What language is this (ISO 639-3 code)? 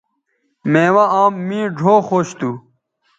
btv